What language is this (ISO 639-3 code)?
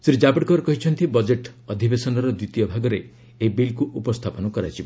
ori